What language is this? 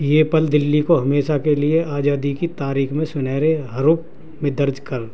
Urdu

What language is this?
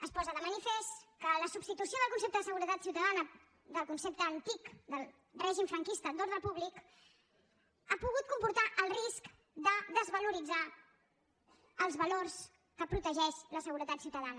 Catalan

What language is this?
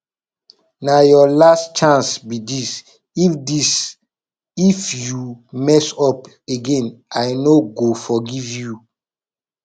Nigerian Pidgin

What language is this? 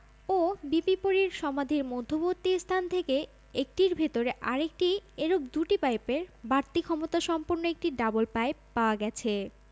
Bangla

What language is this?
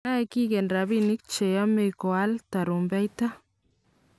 Kalenjin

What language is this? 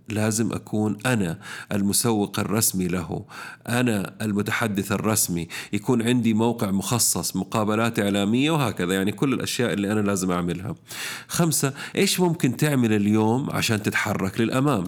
Arabic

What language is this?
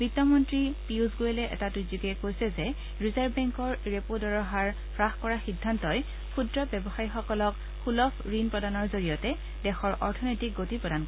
Assamese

